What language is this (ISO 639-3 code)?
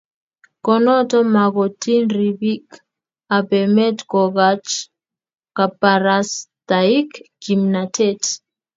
kln